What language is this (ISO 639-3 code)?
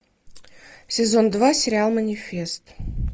rus